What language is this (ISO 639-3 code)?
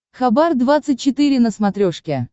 rus